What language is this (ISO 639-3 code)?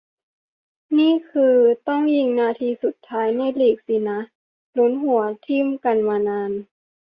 tha